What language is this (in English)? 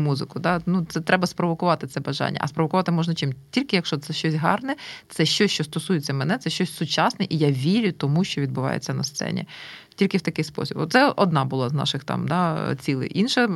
Ukrainian